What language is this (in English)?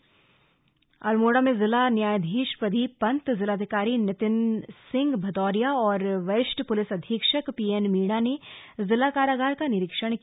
Hindi